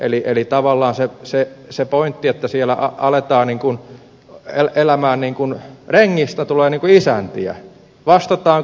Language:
Finnish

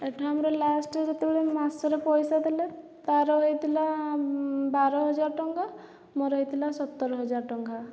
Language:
Odia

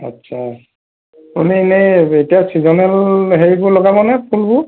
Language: Assamese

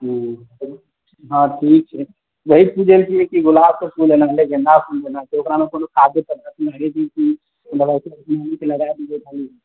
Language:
Maithili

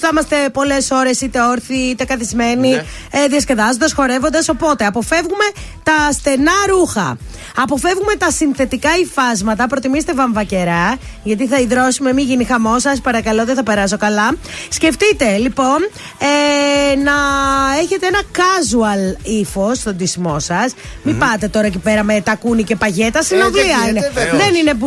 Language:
Greek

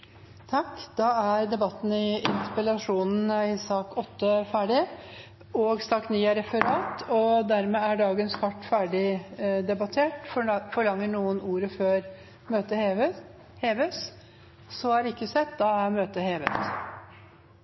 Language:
Norwegian Bokmål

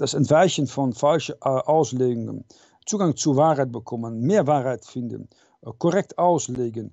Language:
German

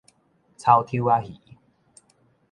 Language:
Min Nan Chinese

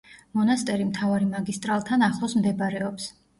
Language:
Georgian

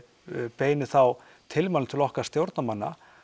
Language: Icelandic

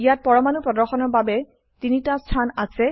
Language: Assamese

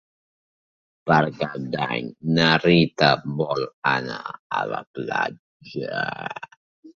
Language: Catalan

